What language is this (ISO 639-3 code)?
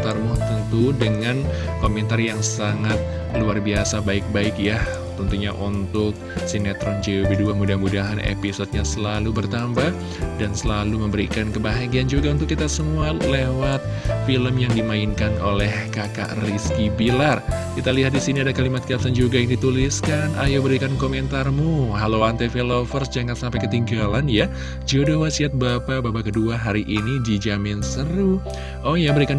ind